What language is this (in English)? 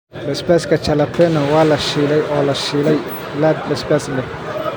Somali